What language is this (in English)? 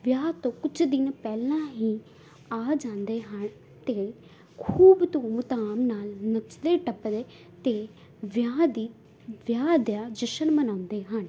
Punjabi